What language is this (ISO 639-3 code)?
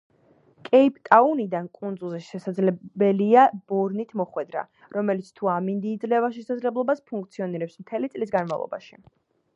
kat